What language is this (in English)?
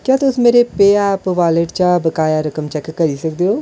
Dogri